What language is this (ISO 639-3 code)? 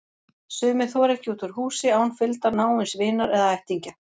isl